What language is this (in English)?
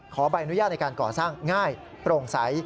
Thai